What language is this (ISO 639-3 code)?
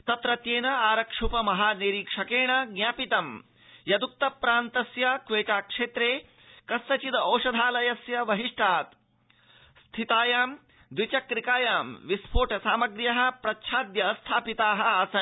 san